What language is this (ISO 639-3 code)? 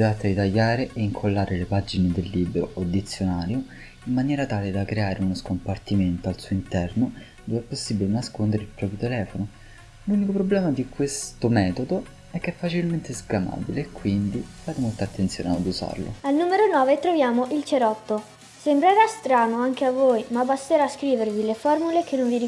ita